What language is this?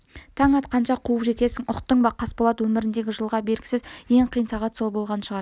Kazakh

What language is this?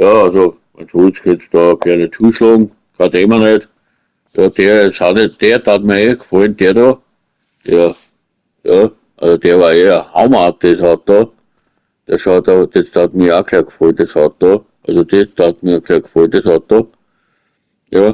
German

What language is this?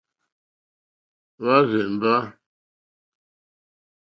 Mokpwe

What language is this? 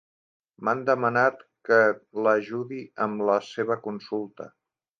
Catalan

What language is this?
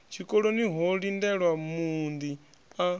Venda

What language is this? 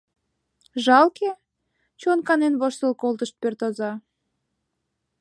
Mari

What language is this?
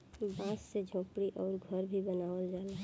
Bhojpuri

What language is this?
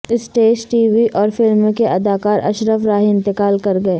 Urdu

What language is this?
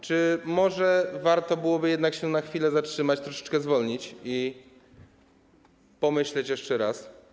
Polish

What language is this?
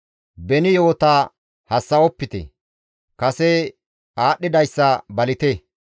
Gamo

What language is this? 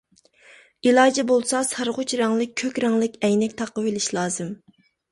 Uyghur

